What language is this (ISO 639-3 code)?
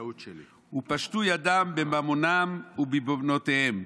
heb